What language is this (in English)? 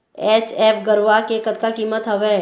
Chhattisgarhi